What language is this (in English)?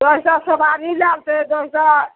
Maithili